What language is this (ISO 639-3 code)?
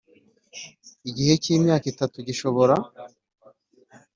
kin